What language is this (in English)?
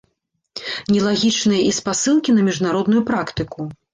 Belarusian